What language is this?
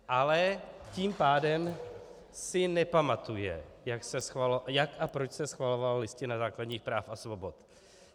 Czech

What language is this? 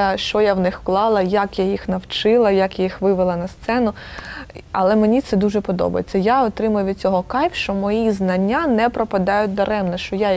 Ukrainian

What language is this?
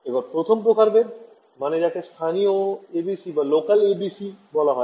Bangla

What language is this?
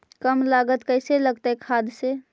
Magahi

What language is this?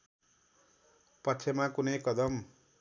Nepali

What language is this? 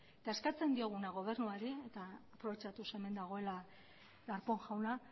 Basque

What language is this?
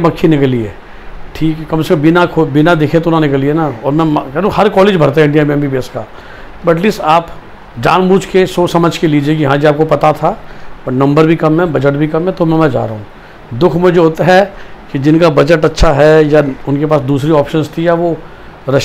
Hindi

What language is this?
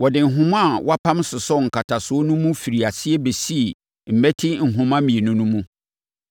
Akan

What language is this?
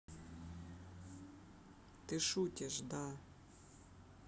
Russian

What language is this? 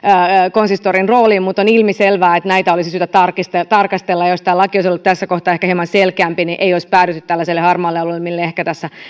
Finnish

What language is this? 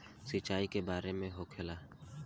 Bhojpuri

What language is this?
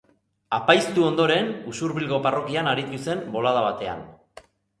Basque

